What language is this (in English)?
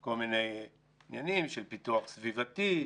Hebrew